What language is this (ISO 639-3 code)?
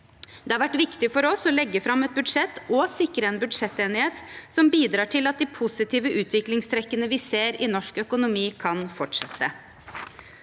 nor